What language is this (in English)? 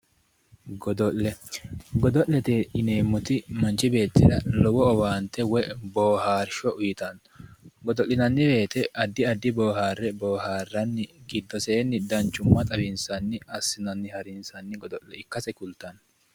Sidamo